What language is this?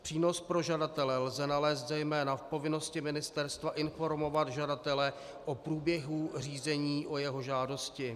Czech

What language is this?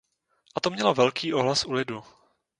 Czech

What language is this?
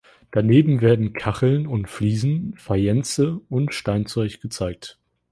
German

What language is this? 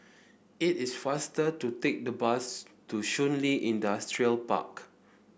English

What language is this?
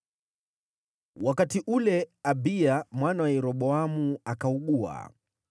Swahili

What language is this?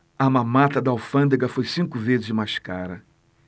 Portuguese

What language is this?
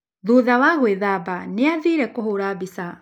Kikuyu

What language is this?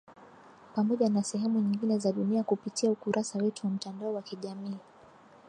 Swahili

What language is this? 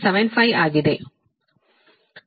Kannada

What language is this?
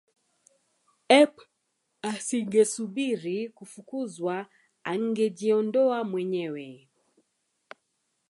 Swahili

